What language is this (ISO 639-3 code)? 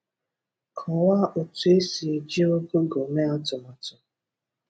ibo